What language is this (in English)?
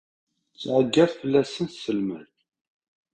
Kabyle